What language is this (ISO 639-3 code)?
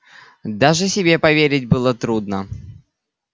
rus